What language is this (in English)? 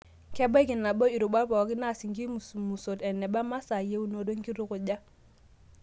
Masai